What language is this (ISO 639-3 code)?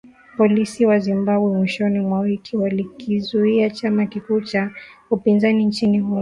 swa